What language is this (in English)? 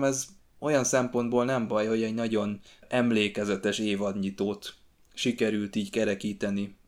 Hungarian